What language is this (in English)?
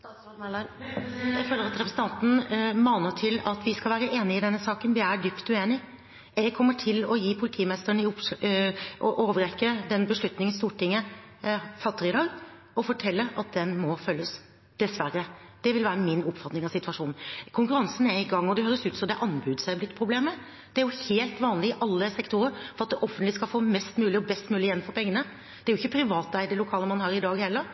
Norwegian Bokmål